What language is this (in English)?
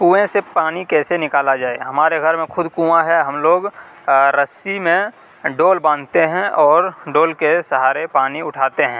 Urdu